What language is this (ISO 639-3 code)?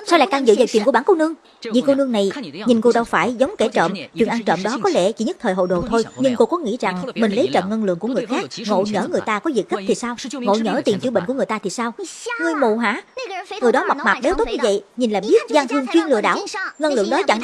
vie